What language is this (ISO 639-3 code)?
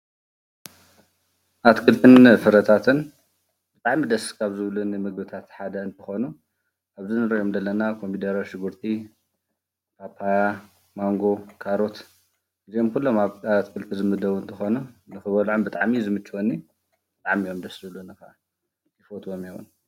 tir